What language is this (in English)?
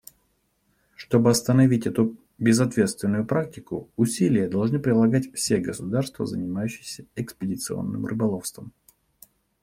Russian